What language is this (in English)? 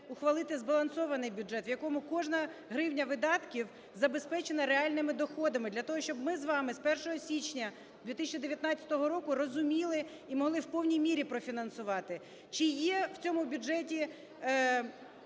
Ukrainian